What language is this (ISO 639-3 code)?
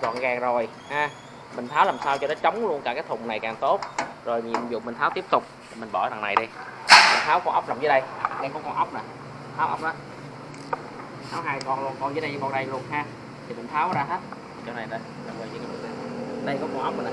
vie